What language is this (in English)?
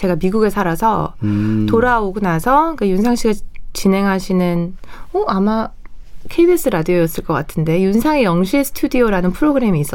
Korean